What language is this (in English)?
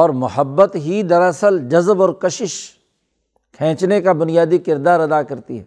Urdu